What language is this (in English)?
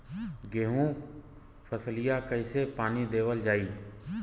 Bhojpuri